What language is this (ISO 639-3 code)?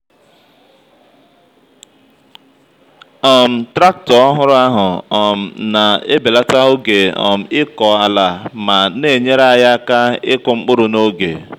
ibo